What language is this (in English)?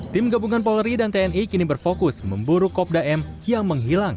Indonesian